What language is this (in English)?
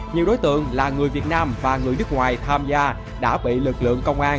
Vietnamese